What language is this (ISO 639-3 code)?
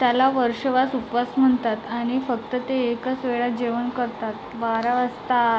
mar